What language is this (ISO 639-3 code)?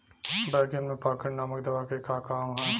bho